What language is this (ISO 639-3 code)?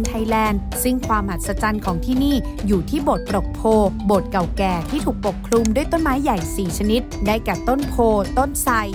tha